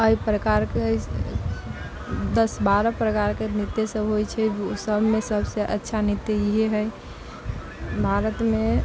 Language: Maithili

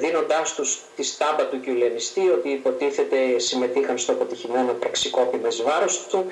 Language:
Greek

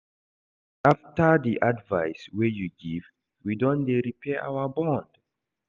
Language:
Nigerian Pidgin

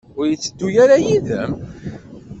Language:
Kabyle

